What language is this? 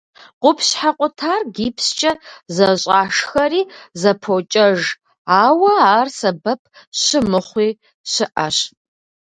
Kabardian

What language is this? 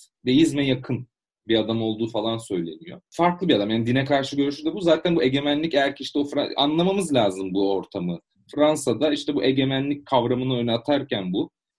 Turkish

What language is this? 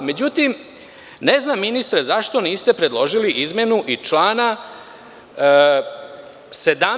Serbian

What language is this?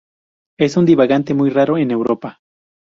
Spanish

